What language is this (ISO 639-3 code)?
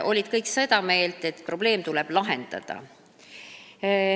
est